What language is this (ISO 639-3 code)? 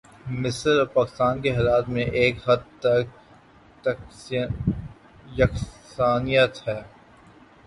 urd